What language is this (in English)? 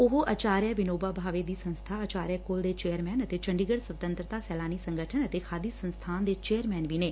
Punjabi